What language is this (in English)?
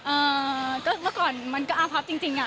Thai